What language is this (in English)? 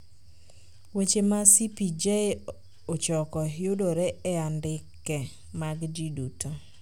Luo (Kenya and Tanzania)